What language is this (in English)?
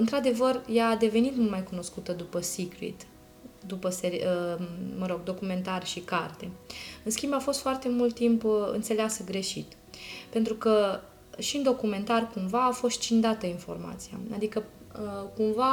Romanian